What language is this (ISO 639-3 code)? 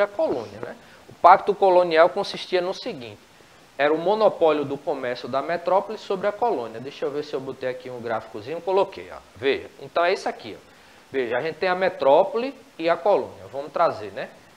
por